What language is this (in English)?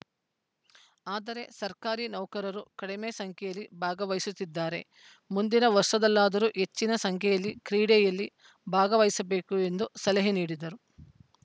Kannada